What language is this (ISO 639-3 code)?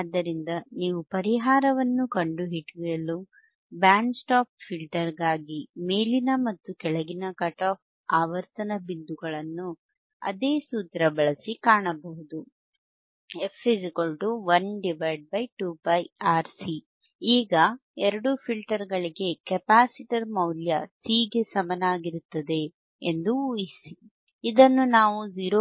kan